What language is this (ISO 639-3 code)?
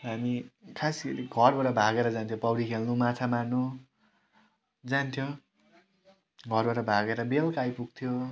nep